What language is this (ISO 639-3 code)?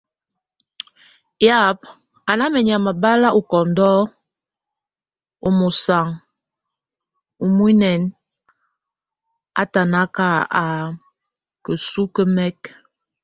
tvu